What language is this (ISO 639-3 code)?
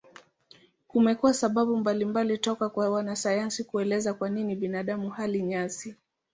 swa